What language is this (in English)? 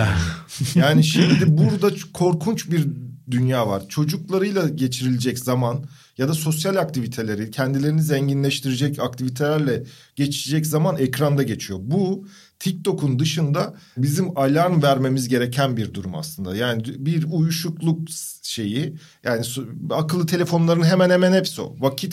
Turkish